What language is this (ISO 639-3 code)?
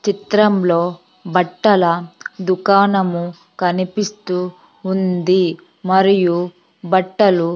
tel